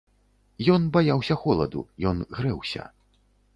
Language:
Belarusian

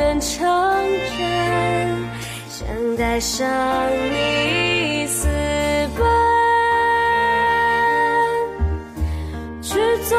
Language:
Chinese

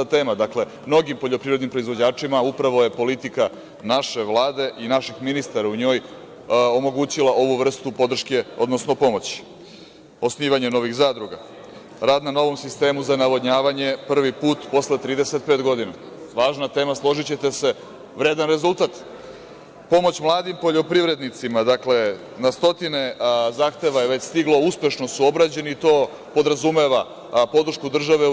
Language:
Serbian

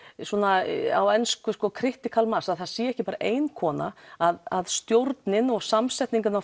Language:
Icelandic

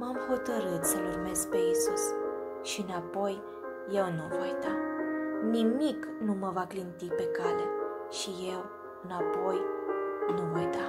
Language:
Romanian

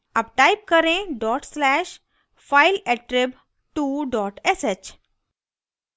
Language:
Hindi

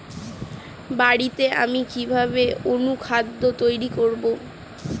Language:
Bangla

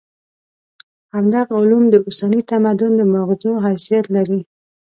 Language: Pashto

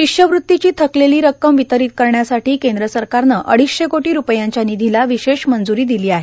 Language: Marathi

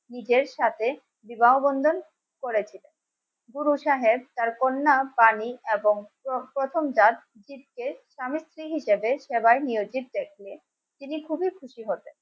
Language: Bangla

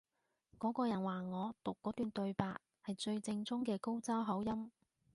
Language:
Cantonese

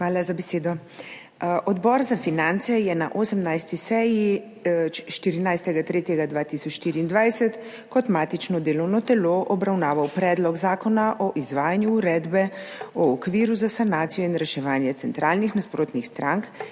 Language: Slovenian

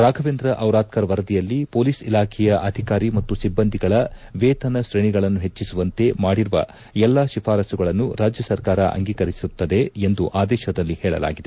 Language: Kannada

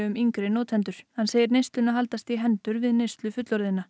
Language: Icelandic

